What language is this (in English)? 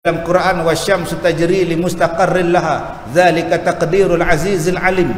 Malay